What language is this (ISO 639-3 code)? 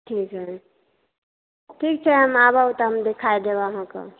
mai